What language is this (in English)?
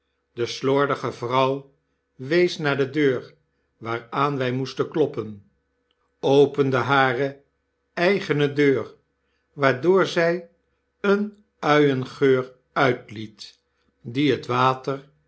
Dutch